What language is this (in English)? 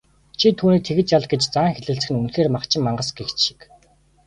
Mongolian